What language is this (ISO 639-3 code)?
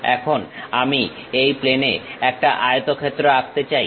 ben